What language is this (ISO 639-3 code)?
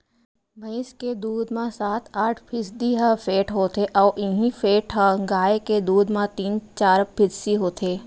hne